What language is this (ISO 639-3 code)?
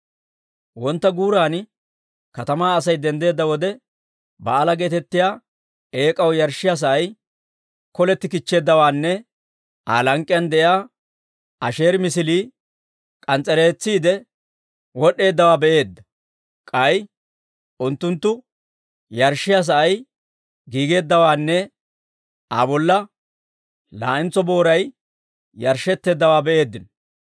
dwr